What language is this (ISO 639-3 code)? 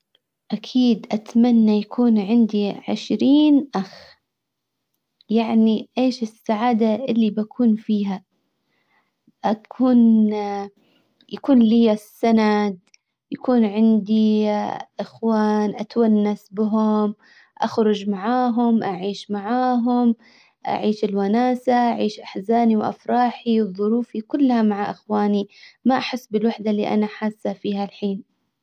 acw